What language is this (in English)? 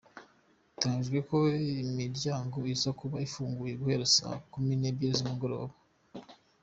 Kinyarwanda